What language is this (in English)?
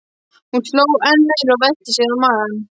Icelandic